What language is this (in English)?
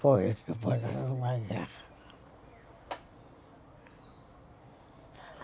Portuguese